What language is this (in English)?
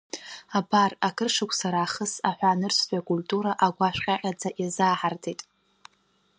Abkhazian